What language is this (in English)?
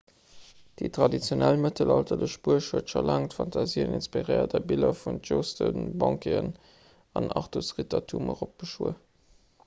Luxembourgish